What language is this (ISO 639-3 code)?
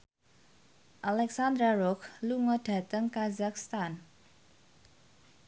jav